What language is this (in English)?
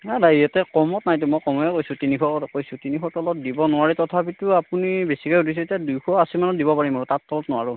Assamese